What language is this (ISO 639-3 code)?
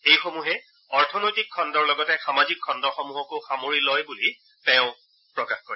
asm